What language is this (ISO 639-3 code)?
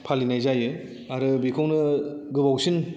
brx